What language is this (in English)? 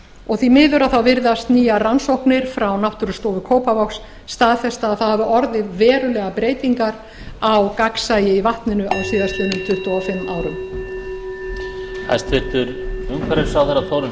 Icelandic